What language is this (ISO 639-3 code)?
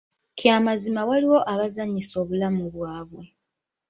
lug